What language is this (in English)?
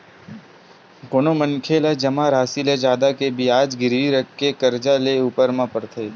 Chhattisgarhi